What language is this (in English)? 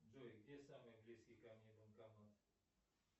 Russian